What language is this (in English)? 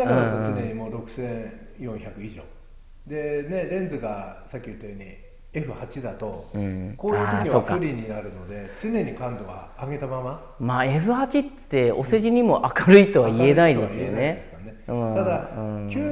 Japanese